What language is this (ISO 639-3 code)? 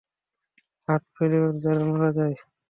ben